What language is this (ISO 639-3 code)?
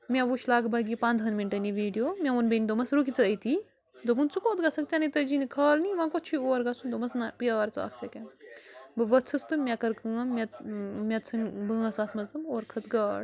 kas